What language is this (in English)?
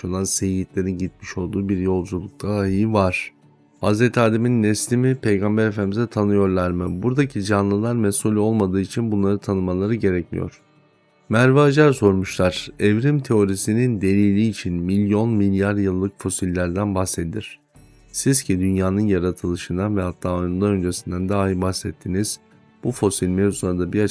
Turkish